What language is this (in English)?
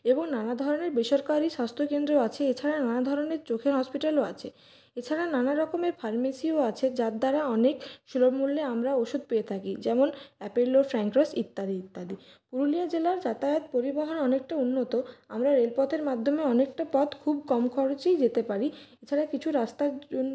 Bangla